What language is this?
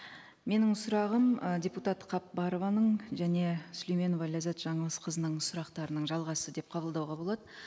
Kazakh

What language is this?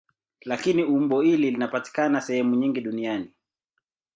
Swahili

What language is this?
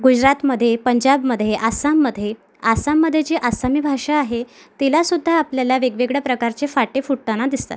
Marathi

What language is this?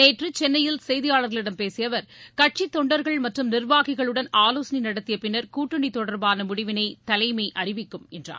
Tamil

